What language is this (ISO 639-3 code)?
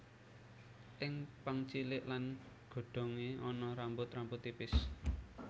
jav